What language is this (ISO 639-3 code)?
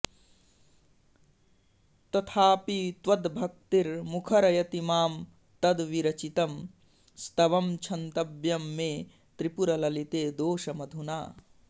san